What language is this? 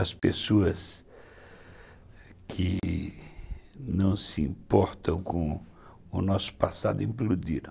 Portuguese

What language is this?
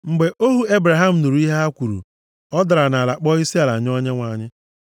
Igbo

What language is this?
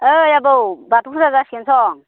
Bodo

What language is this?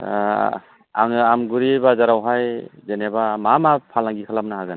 Bodo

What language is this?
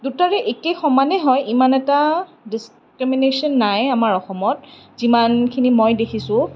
Assamese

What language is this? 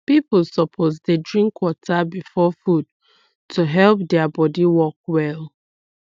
Nigerian Pidgin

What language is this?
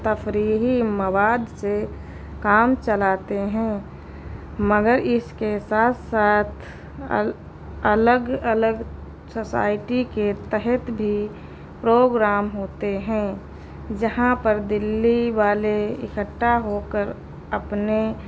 Urdu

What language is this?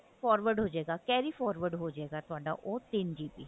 Punjabi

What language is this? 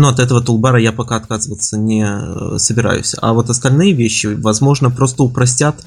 Russian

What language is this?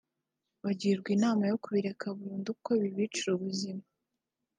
Kinyarwanda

